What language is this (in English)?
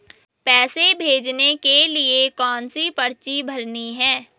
Hindi